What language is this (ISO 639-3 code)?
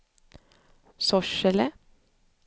swe